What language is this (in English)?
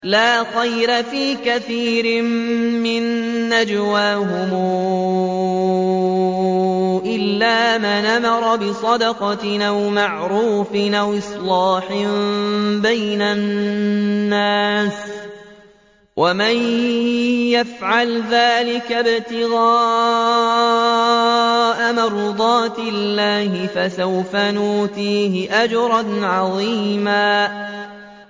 Arabic